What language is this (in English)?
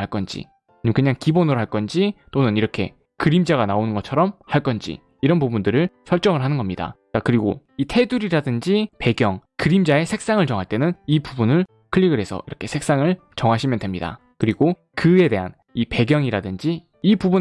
Korean